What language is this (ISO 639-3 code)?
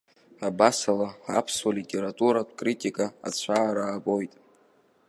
abk